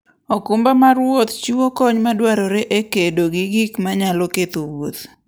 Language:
Luo (Kenya and Tanzania)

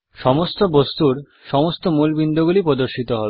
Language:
Bangla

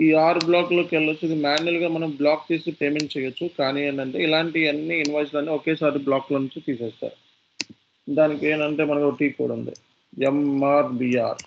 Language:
Telugu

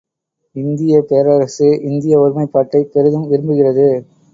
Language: Tamil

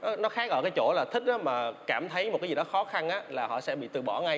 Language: Vietnamese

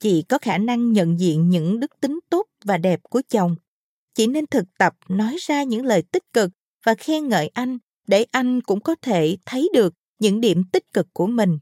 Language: Vietnamese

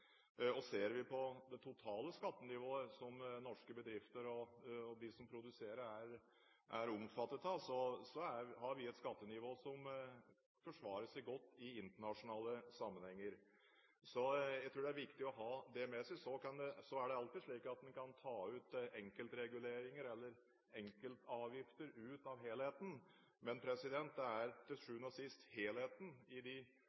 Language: Norwegian Bokmål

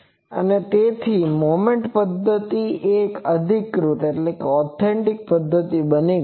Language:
Gujarati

